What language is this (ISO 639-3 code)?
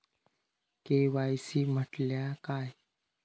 mar